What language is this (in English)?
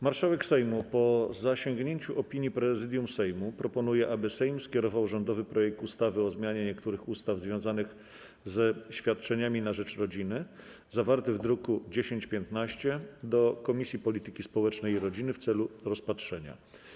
Polish